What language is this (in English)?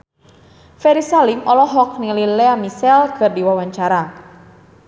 Sundanese